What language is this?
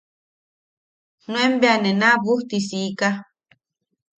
Yaqui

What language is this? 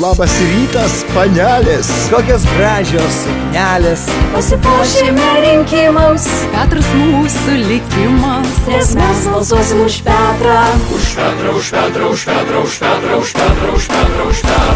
Lithuanian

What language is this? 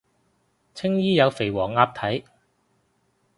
Cantonese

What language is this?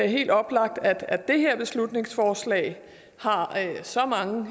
Danish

